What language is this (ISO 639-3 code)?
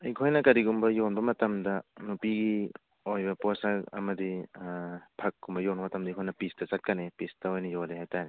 mni